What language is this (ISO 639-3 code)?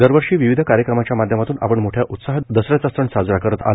mar